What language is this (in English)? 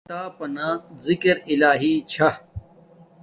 Domaaki